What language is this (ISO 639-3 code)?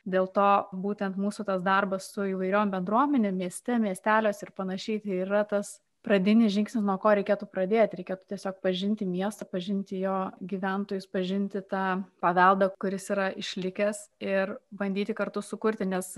lit